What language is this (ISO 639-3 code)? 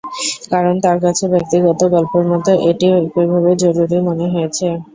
ben